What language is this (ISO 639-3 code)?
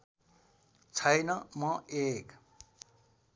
nep